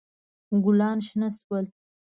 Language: Pashto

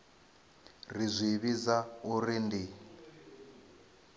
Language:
Venda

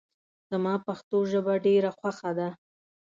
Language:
Pashto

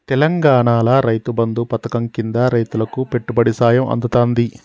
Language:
Telugu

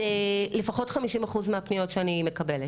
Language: Hebrew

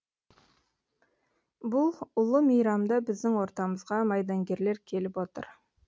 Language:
Kazakh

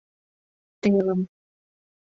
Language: Mari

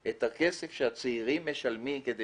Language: Hebrew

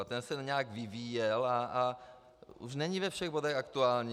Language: Czech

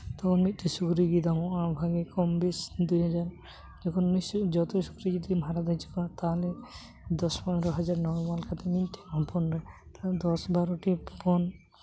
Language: Santali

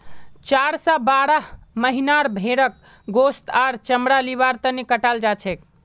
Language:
Magahi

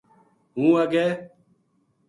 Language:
Gujari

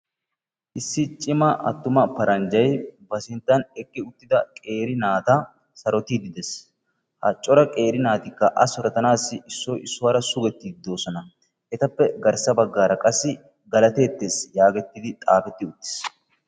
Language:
Wolaytta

